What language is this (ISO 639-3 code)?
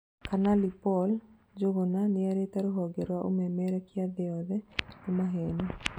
kik